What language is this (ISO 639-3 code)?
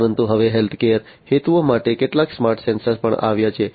guj